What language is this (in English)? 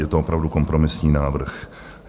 Czech